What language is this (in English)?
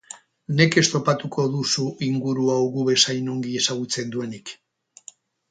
Basque